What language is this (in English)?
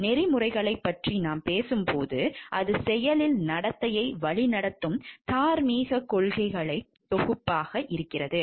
Tamil